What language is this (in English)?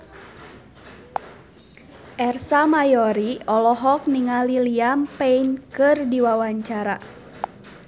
Sundanese